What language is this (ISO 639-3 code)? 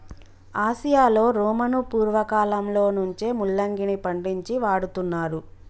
tel